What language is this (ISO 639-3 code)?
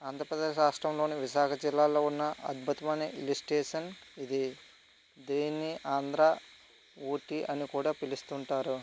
tel